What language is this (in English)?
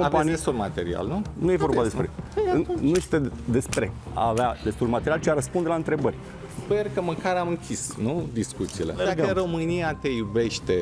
Romanian